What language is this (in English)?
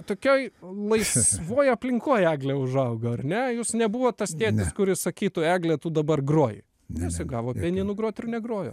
Lithuanian